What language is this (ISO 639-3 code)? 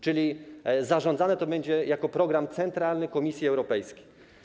pol